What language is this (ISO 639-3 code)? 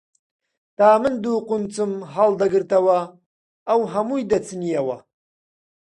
ckb